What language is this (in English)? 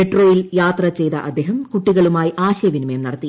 Malayalam